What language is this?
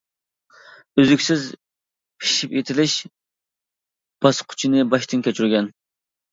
Uyghur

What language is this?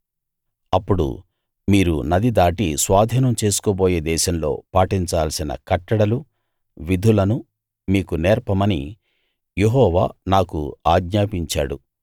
Telugu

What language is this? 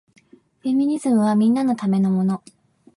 Japanese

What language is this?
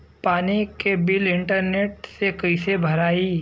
Bhojpuri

